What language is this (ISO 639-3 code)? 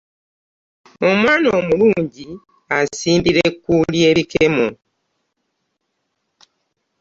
lug